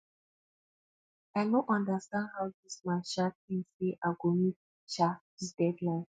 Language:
Nigerian Pidgin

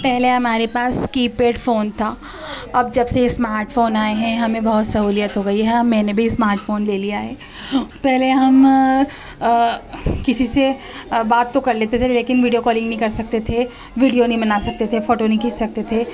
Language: Urdu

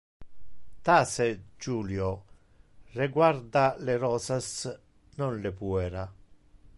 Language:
Interlingua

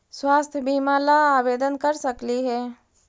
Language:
Magahi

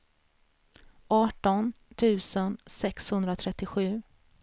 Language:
Swedish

